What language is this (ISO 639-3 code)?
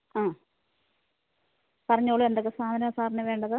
mal